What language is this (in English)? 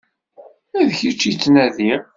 Kabyle